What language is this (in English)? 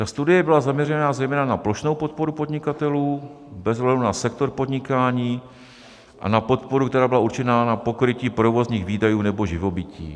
Czech